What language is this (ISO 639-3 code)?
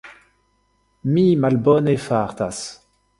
epo